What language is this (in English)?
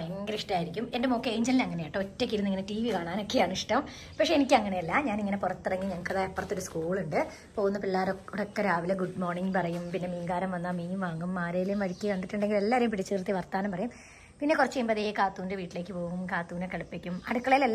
Malayalam